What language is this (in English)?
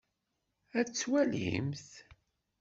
Kabyle